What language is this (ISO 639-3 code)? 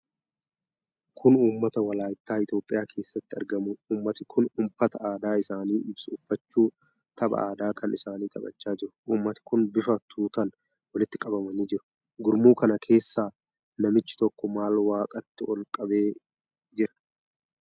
orm